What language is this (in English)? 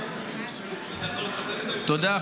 Hebrew